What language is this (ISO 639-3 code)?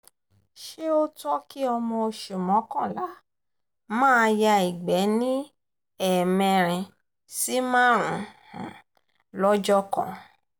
yor